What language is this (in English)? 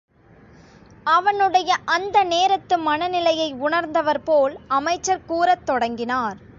Tamil